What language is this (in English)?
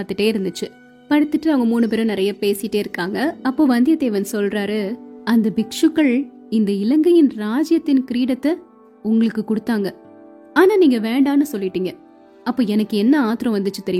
Tamil